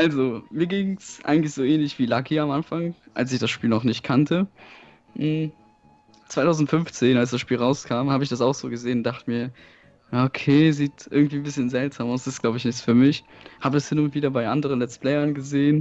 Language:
German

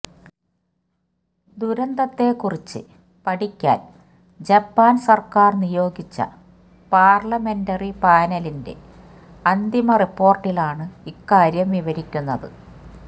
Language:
Malayalam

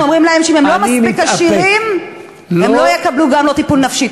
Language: Hebrew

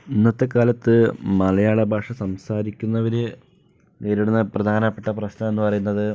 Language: Malayalam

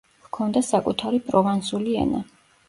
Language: Georgian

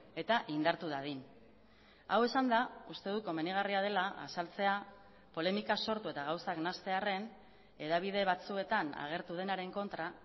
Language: Basque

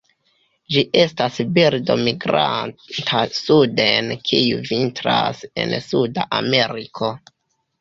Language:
Esperanto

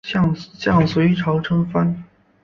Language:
Chinese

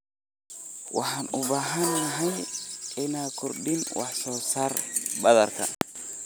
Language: Somali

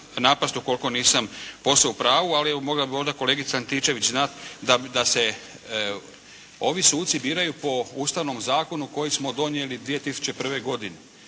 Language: Croatian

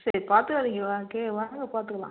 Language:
Tamil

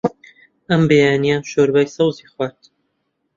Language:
Central Kurdish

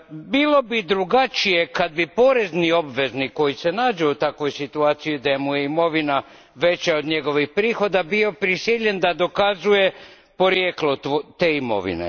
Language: Croatian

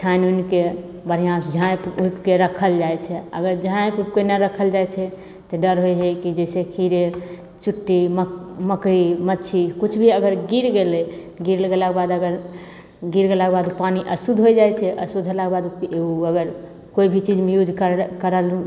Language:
Maithili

